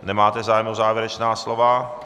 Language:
Czech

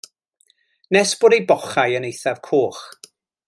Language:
Welsh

